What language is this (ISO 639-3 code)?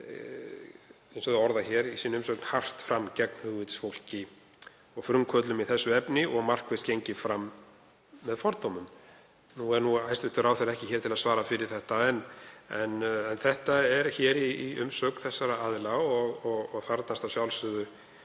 isl